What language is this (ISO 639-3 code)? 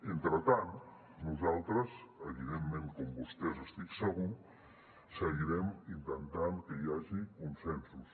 cat